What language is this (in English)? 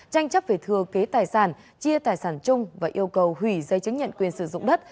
Vietnamese